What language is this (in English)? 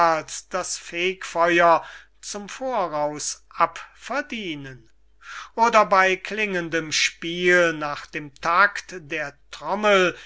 German